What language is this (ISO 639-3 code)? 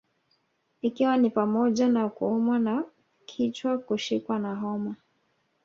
swa